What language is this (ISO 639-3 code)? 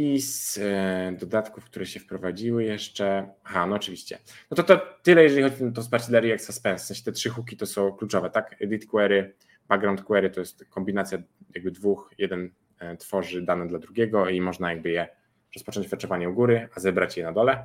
pol